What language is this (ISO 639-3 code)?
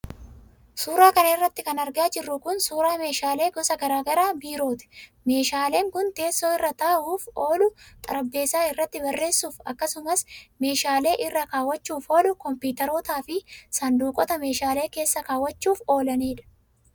orm